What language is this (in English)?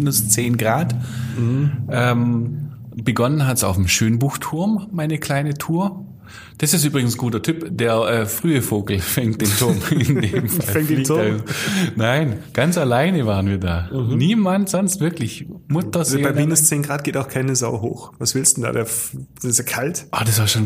German